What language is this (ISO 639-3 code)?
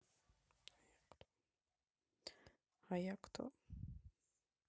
rus